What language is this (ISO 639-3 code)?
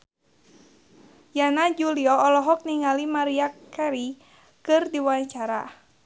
sun